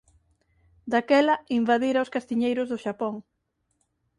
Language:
Galician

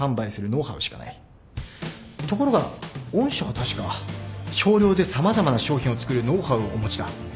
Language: Japanese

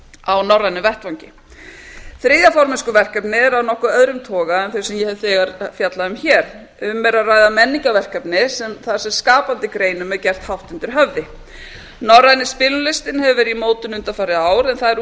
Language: Icelandic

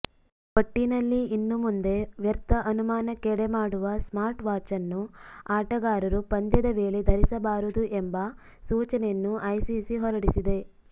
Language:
Kannada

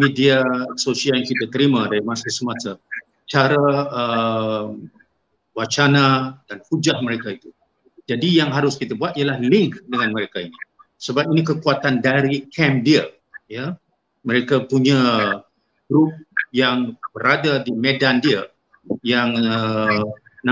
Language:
Malay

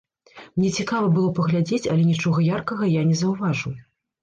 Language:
Belarusian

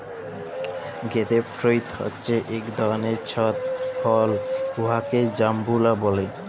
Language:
Bangla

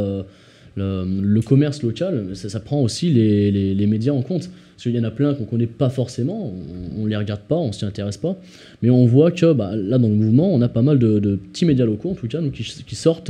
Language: French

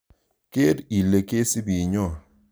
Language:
Kalenjin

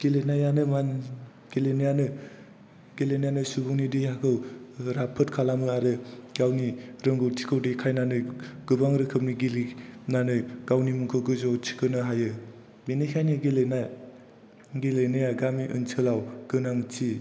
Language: Bodo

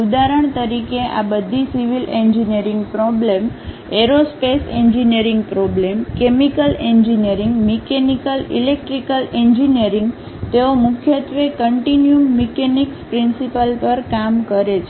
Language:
Gujarati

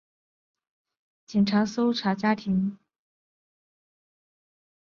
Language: Chinese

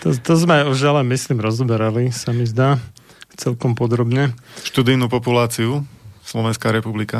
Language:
Slovak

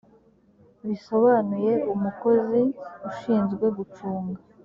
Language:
Kinyarwanda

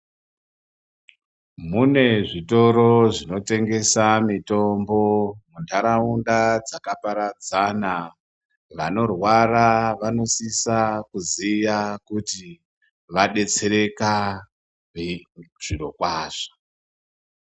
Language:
Ndau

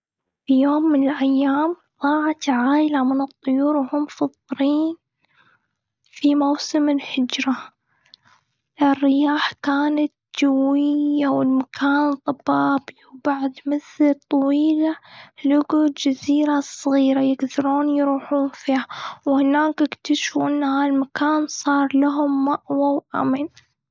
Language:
Gulf Arabic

